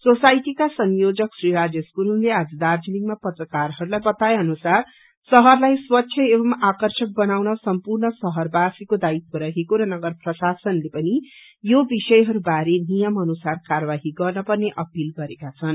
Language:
Nepali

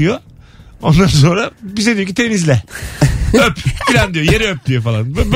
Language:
Turkish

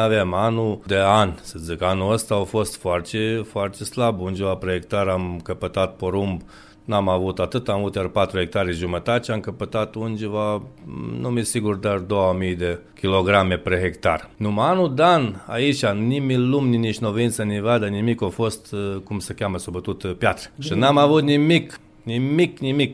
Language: Romanian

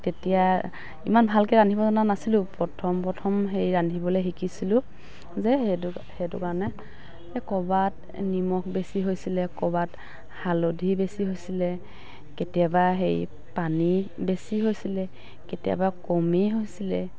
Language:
Assamese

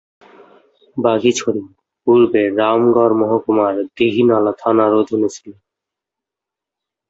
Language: Bangla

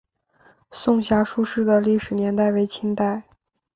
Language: Chinese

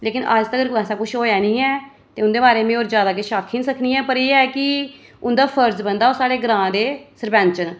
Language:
Dogri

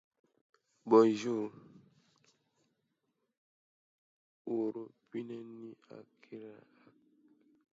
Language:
Dyula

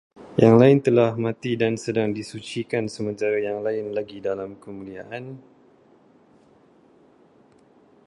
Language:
Malay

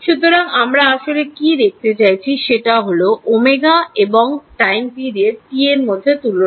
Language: Bangla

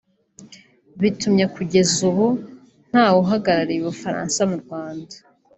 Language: Kinyarwanda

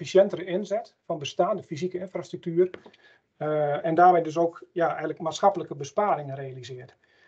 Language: Dutch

